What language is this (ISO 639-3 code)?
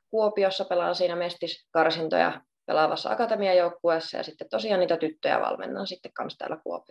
fin